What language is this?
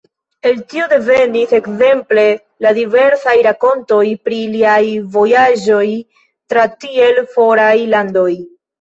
Esperanto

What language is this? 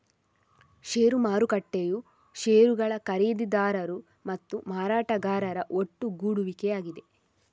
Kannada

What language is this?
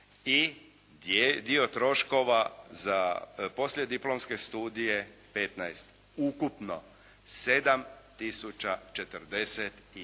Croatian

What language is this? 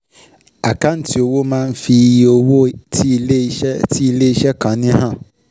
Yoruba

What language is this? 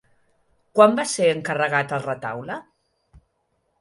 Catalan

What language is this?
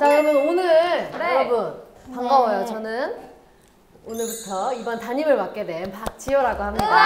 Korean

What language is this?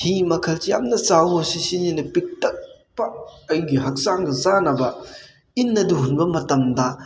Manipuri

